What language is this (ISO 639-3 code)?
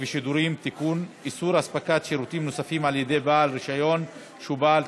heb